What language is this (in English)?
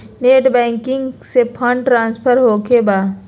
Magahi